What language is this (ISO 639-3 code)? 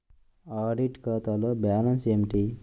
tel